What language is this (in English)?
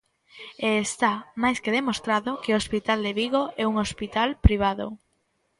Galician